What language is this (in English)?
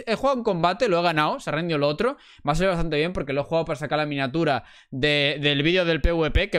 Spanish